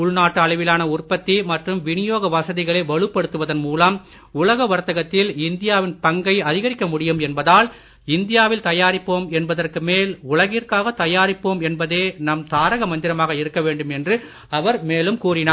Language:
Tamil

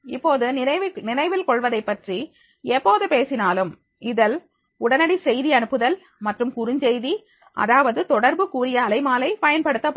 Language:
Tamil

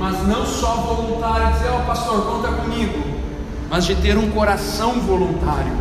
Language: Portuguese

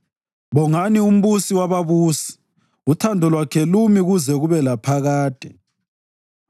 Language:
North Ndebele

